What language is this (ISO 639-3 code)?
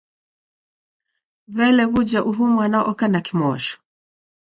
dav